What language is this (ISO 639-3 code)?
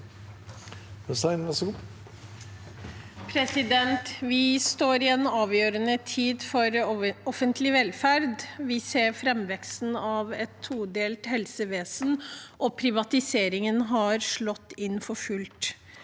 nor